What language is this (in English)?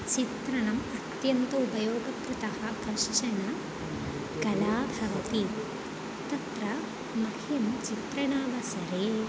Sanskrit